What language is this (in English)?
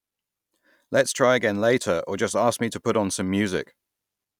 English